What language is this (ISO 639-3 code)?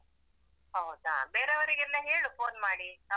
kan